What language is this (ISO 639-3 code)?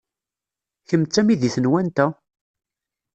kab